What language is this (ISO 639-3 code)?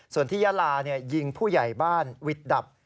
tha